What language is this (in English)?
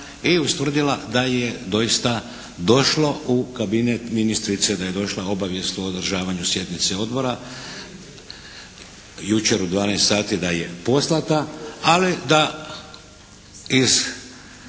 Croatian